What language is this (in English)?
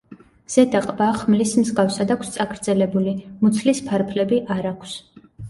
Georgian